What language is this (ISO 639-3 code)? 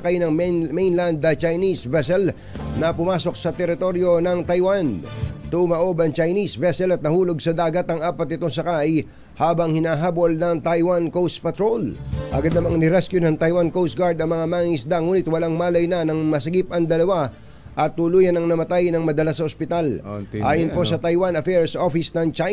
fil